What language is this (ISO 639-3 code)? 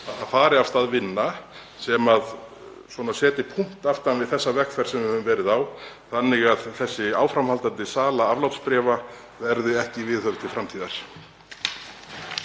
isl